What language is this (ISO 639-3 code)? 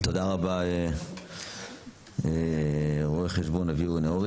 heb